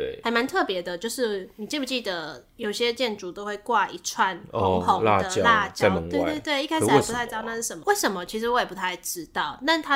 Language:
Chinese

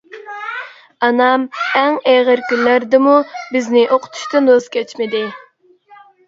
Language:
Uyghur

